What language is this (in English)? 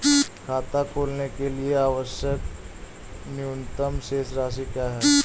Hindi